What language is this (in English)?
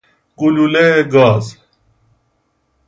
Persian